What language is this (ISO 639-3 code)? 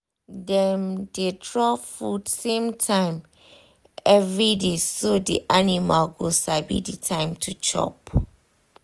pcm